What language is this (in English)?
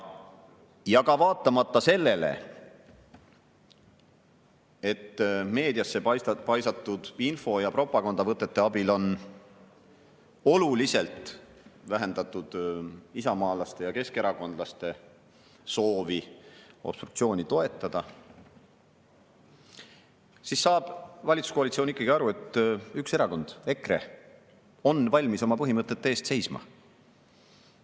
Estonian